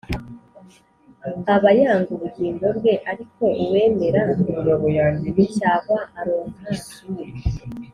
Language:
Kinyarwanda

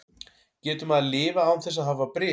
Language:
Icelandic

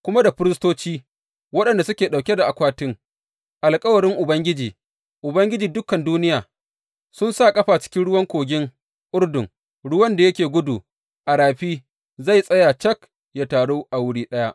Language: Hausa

